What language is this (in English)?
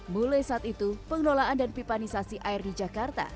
Indonesian